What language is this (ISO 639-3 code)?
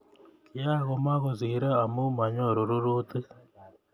kln